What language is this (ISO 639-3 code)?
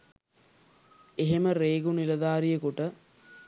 sin